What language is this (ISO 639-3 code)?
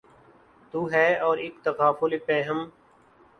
urd